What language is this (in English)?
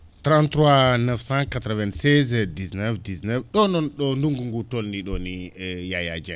Fula